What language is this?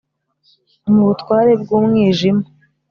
Kinyarwanda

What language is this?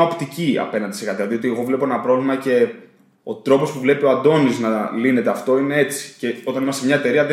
Greek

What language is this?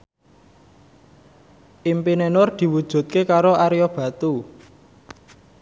Javanese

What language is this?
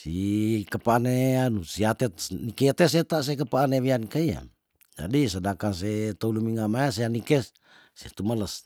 Tondano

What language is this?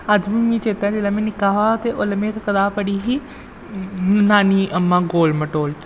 Dogri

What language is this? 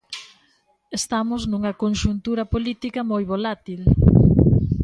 Galician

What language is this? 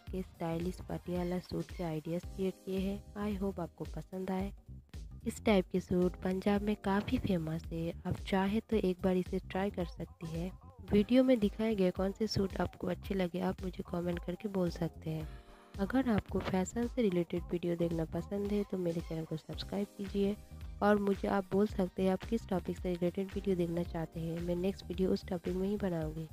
Hindi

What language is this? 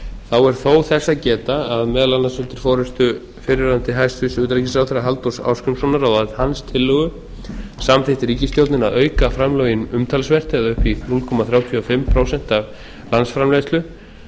Icelandic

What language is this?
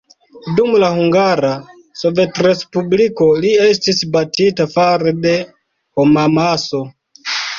Esperanto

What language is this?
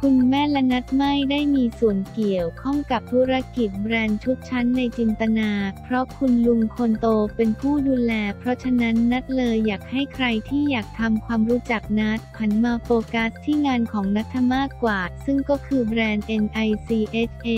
Thai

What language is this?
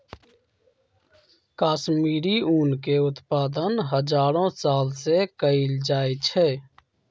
Magahi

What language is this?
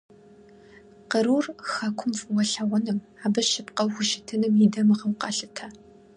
Kabardian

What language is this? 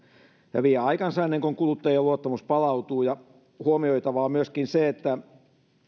Finnish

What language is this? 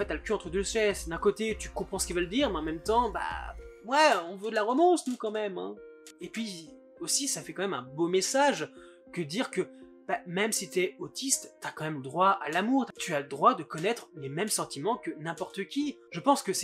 French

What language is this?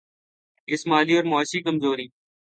Urdu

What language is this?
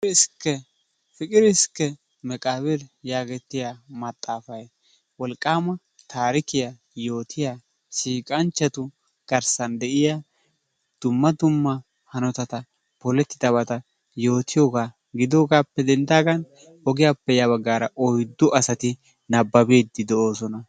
Wolaytta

